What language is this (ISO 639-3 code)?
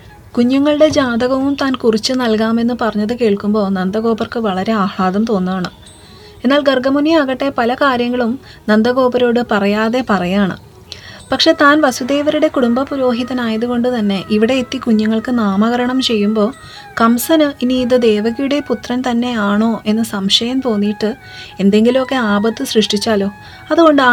mal